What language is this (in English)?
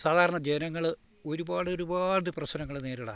Malayalam